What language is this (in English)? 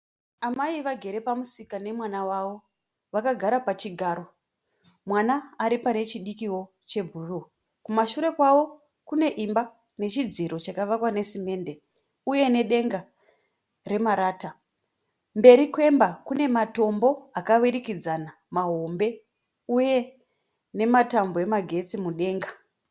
Shona